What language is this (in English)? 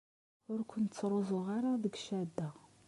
Kabyle